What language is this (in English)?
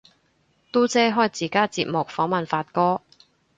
Cantonese